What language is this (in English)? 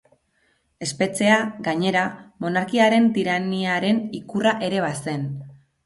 Basque